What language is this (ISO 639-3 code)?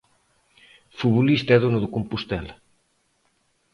glg